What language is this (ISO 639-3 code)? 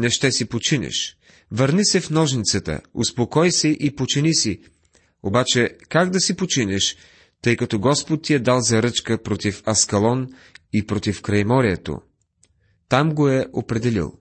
bul